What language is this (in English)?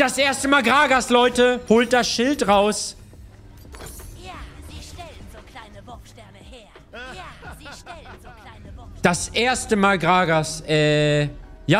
German